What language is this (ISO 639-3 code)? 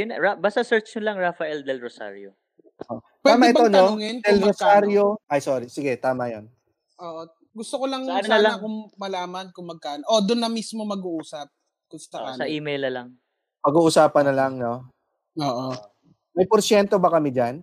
fil